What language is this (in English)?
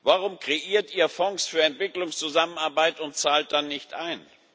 German